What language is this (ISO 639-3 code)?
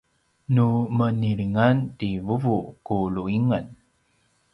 pwn